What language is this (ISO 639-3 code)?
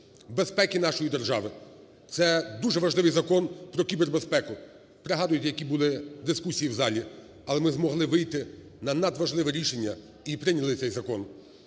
ukr